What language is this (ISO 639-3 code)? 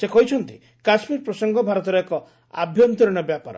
ori